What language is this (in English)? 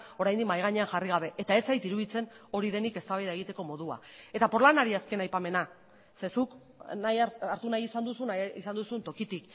Basque